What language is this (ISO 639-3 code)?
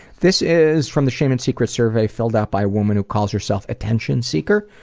eng